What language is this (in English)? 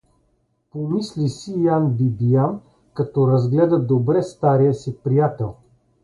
Bulgarian